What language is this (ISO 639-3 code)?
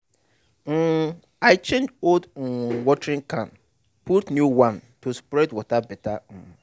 pcm